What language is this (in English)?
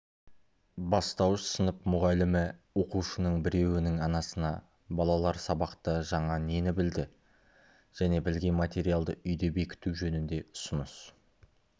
Kazakh